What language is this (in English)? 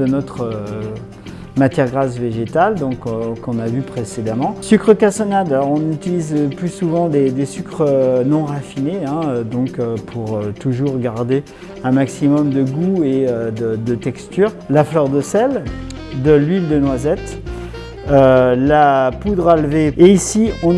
French